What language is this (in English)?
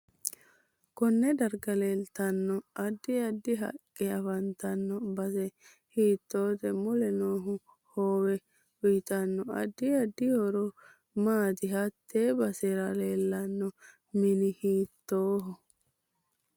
Sidamo